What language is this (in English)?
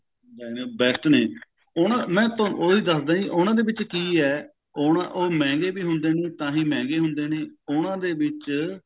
Punjabi